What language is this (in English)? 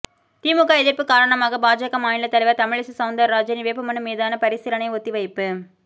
Tamil